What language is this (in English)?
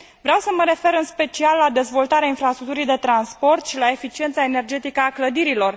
Romanian